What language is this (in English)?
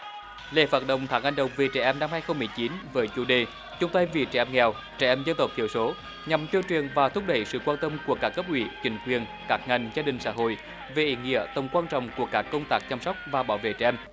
Vietnamese